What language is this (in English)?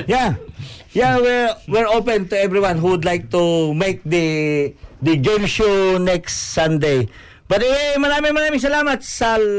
Filipino